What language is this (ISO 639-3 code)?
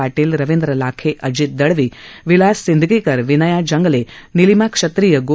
mar